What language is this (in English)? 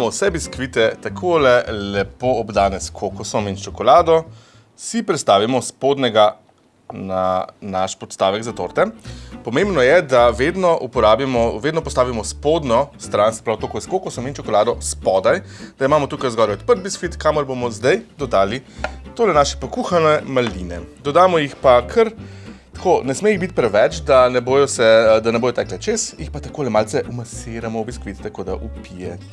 Slovenian